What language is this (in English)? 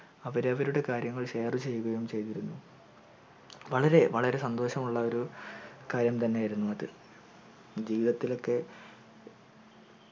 Malayalam